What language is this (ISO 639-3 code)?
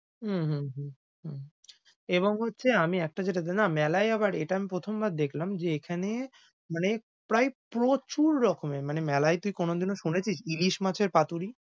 ben